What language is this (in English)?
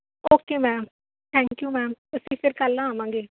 Punjabi